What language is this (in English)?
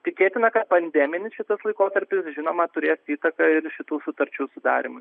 Lithuanian